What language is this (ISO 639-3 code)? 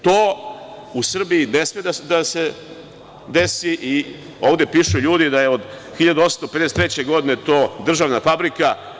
srp